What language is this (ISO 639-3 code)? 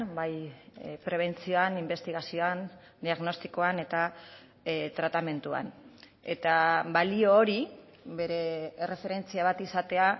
eus